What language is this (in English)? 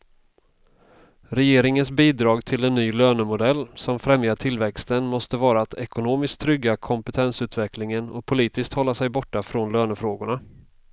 Swedish